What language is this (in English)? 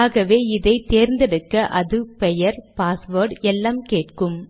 Tamil